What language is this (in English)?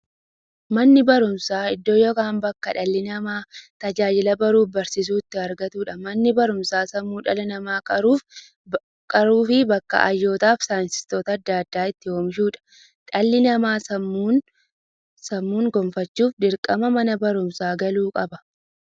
Oromo